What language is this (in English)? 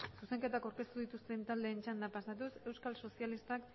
Basque